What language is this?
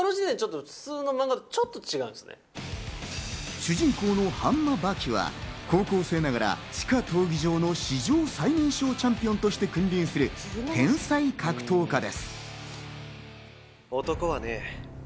Japanese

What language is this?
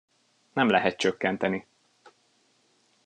Hungarian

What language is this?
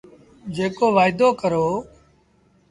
Sindhi Bhil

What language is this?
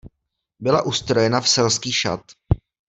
Czech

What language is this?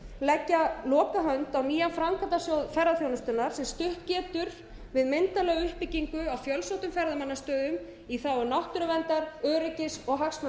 Icelandic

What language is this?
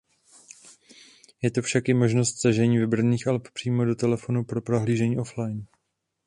Czech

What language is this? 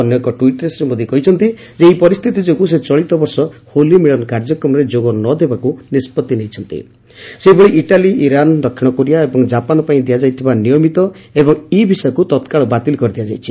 Odia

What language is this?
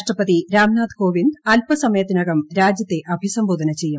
Malayalam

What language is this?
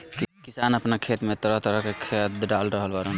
Bhojpuri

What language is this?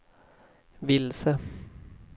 Swedish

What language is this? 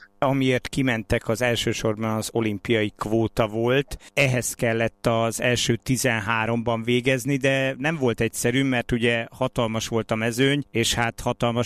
Hungarian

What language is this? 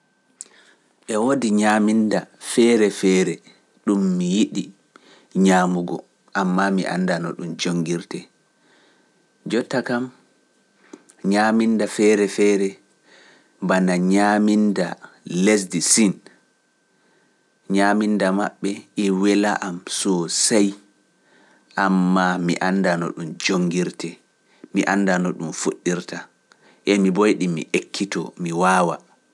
Pular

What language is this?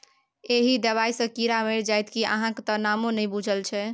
Maithili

